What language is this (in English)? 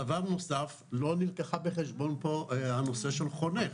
Hebrew